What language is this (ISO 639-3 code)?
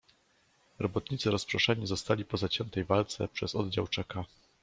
pol